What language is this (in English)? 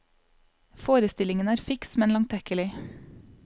Norwegian